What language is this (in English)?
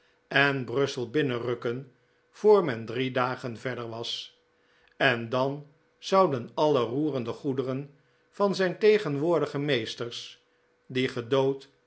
Dutch